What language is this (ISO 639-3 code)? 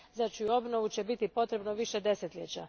hrv